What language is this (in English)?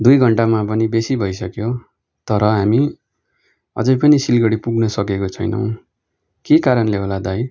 Nepali